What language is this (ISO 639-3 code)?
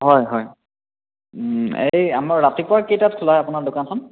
asm